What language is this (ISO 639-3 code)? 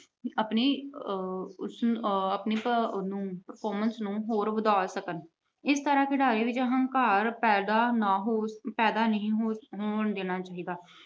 pan